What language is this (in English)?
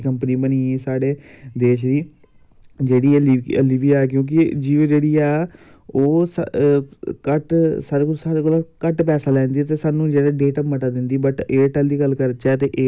Dogri